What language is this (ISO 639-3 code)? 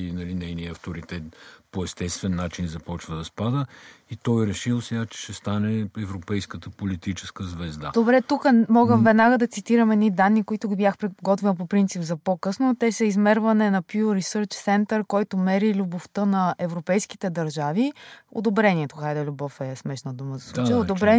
bul